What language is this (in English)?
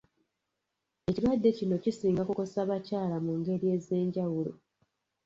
Ganda